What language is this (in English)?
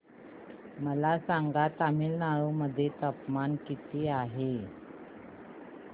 Marathi